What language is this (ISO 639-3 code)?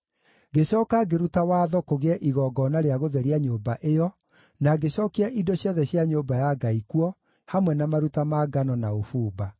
kik